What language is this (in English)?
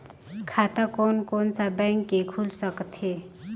Chhattisgarhi